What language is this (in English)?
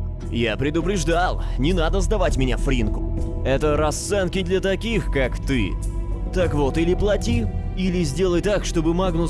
Russian